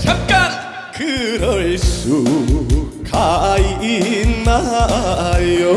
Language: Korean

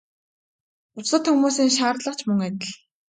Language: Mongolian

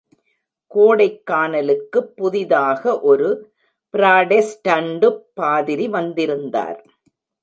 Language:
Tamil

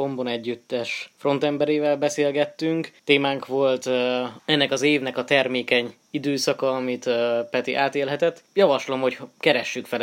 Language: Hungarian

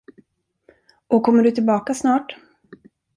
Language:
Swedish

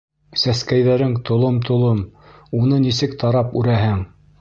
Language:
Bashkir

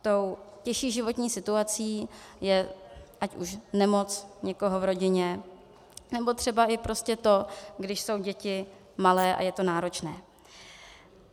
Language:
Czech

